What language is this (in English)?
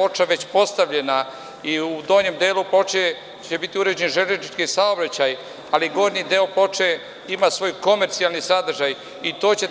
Serbian